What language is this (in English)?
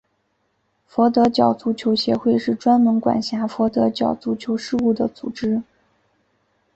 Chinese